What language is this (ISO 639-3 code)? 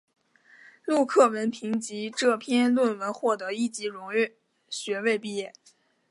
zho